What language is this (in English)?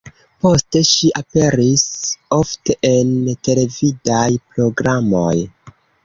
Esperanto